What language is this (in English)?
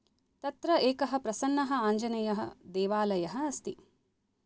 Sanskrit